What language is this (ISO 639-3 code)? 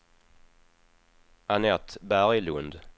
swe